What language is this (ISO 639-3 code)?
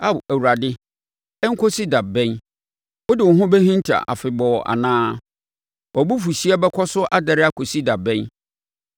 aka